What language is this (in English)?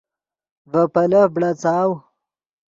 Yidgha